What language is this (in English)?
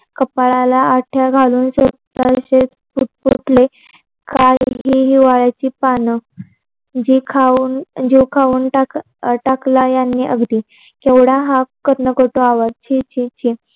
Marathi